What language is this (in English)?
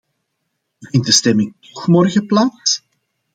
Dutch